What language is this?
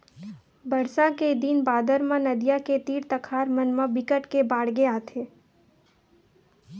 Chhattisgarhi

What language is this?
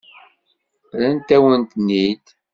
Kabyle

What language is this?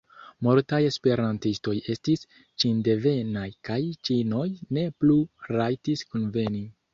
Esperanto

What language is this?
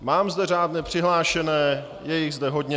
Czech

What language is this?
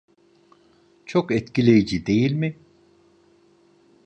Turkish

